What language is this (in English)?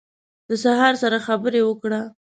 Pashto